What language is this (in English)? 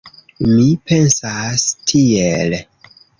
Esperanto